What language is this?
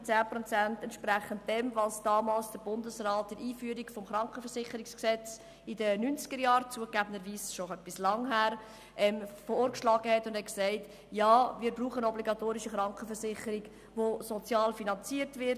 Swiss German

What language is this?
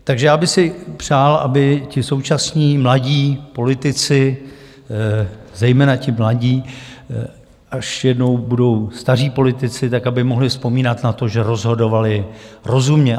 Czech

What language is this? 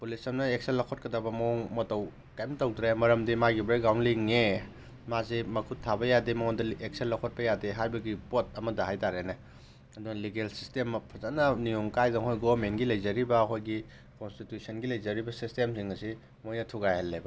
Manipuri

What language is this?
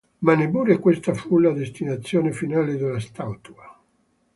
Italian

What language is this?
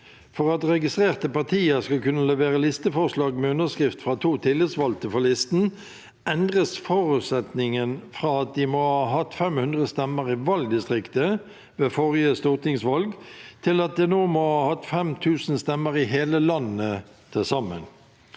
Norwegian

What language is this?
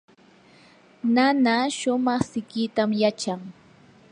Yanahuanca Pasco Quechua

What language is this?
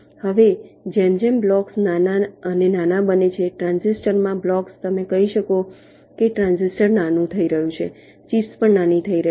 Gujarati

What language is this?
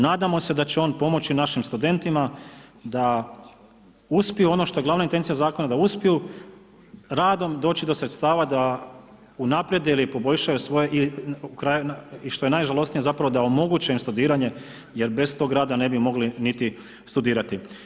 Croatian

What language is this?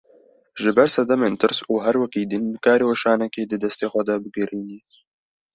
Kurdish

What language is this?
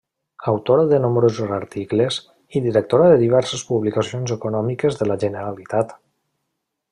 Catalan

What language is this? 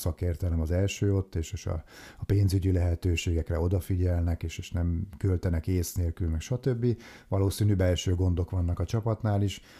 Hungarian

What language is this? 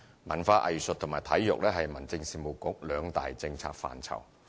Cantonese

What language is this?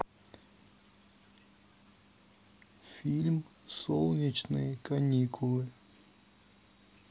Russian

